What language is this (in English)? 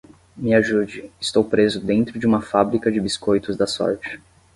Portuguese